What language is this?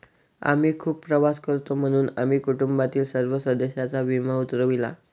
Marathi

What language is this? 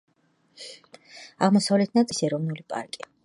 Georgian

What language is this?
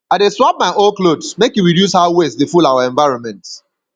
Nigerian Pidgin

